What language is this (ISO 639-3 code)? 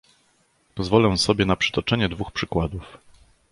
pol